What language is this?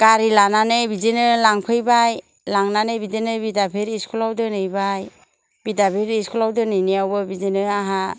Bodo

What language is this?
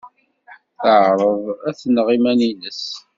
Kabyle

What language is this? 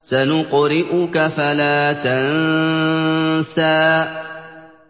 Arabic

